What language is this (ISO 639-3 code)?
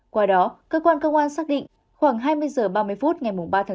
vie